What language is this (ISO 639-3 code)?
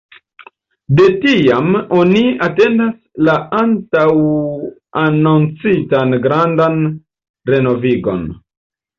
epo